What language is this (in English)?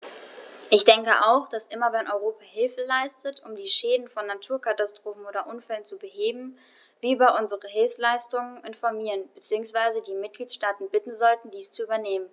German